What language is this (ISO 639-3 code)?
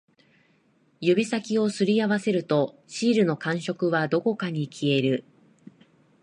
jpn